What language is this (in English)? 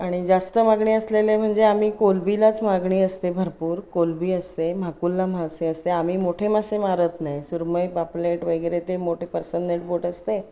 Marathi